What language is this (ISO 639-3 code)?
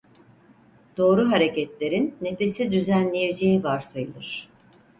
tur